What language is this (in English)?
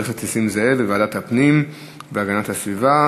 Hebrew